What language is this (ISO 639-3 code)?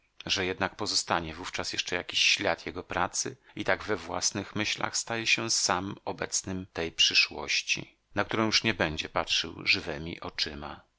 pol